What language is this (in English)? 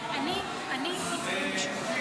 Hebrew